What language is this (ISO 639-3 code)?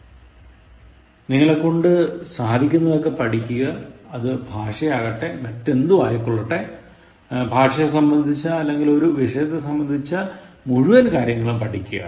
mal